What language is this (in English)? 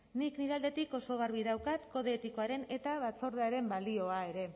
Basque